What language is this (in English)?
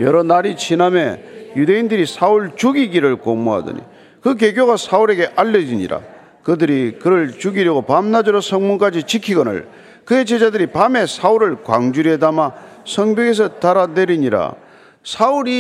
Korean